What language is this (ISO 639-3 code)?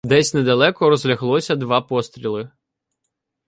ukr